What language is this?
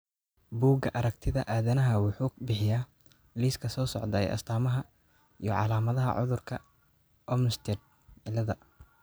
Somali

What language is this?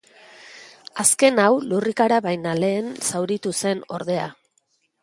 Basque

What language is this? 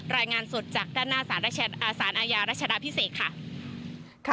Thai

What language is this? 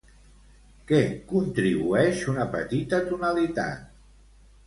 Catalan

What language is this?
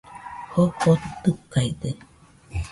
Nüpode Huitoto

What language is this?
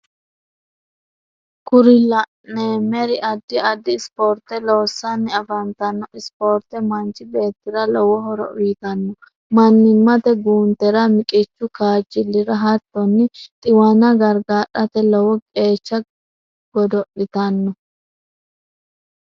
Sidamo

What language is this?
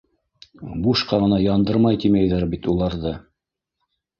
Bashkir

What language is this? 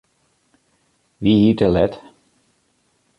Western Frisian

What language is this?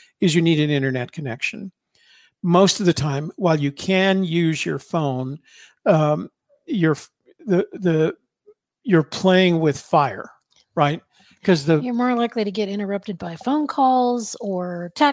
English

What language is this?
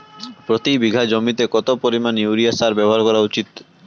Bangla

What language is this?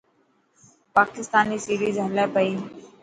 Dhatki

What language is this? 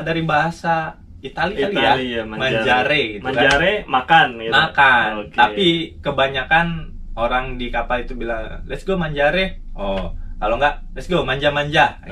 Indonesian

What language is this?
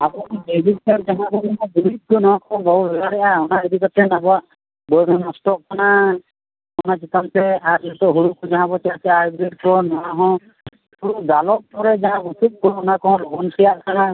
Santali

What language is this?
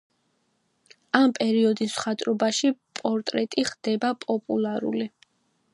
Georgian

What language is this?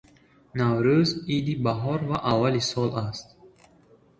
Tajik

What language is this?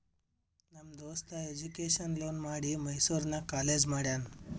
Kannada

